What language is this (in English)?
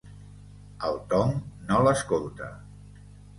Catalan